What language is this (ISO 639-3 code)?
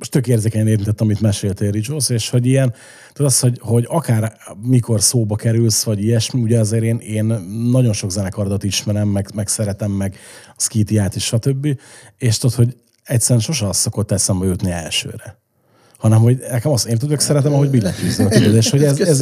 hun